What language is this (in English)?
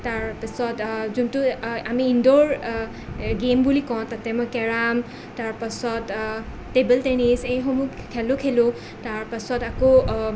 Assamese